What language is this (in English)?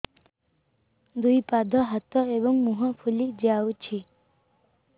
Odia